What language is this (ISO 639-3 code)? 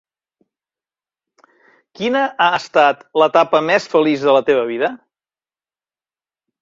cat